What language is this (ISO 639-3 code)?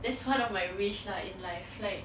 eng